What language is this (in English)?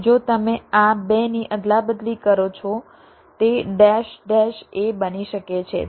Gujarati